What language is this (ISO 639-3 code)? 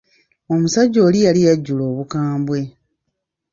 lug